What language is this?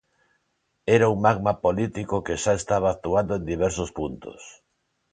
Galician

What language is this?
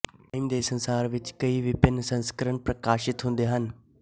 Punjabi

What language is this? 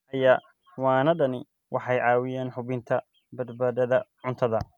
Somali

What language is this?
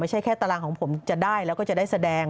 Thai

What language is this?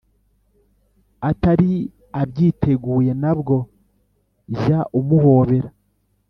Kinyarwanda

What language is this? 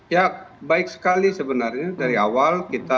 Indonesian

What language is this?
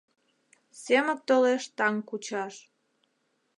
Mari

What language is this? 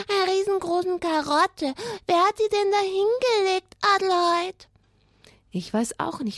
German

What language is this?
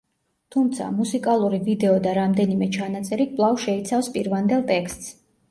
Georgian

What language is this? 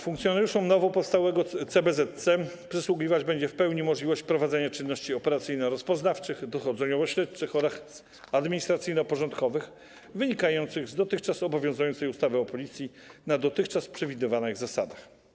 Polish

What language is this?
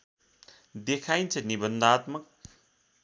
Nepali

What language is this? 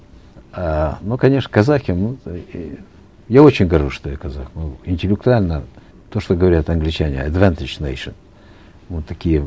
Kazakh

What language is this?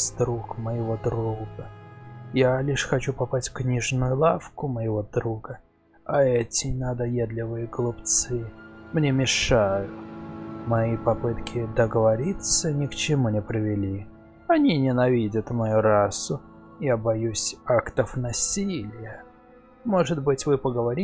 Russian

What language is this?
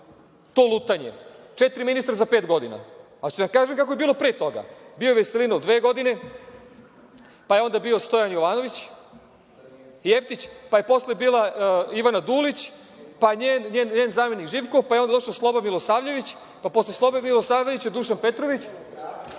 Serbian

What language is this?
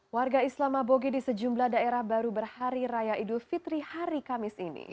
Indonesian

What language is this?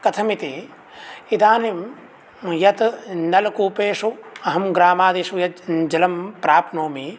Sanskrit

